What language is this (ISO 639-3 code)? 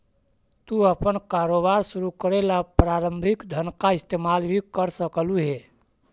mag